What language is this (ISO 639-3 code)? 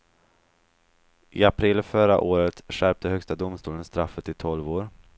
swe